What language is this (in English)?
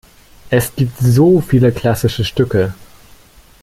German